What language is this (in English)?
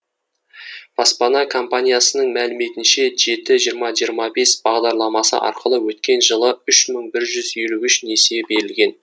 Kazakh